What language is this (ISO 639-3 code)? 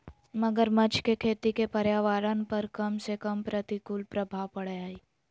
mag